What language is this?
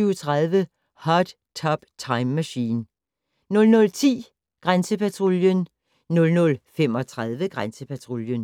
Danish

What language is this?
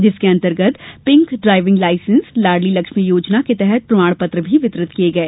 Hindi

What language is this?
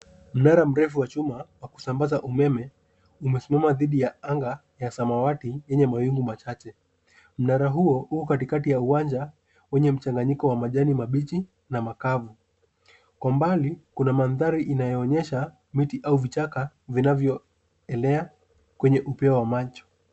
Swahili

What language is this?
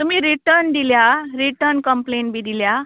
Konkani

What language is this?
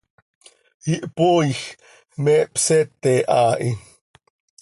Seri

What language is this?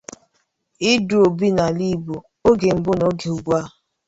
Igbo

